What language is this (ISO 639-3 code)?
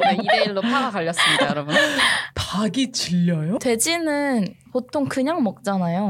kor